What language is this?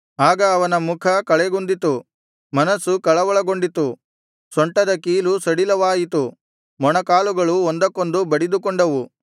Kannada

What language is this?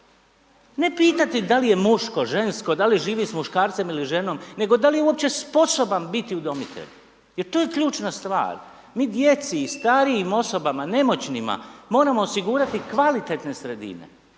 Croatian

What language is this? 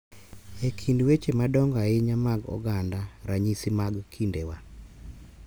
Luo (Kenya and Tanzania)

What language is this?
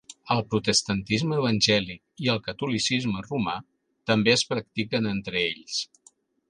Catalan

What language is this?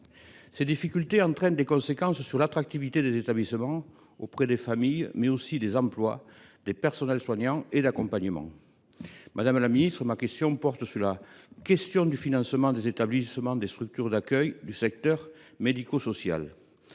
French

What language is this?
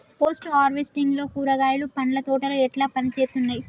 Telugu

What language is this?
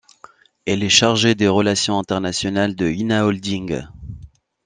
French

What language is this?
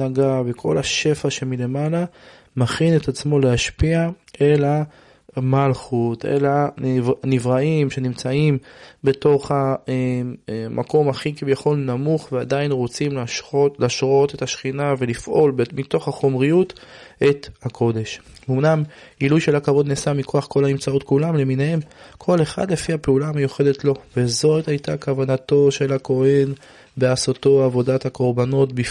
Hebrew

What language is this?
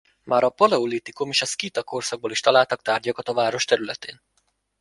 Hungarian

